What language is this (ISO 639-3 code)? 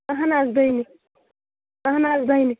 kas